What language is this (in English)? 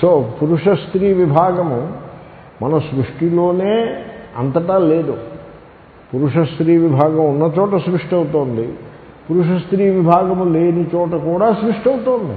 Telugu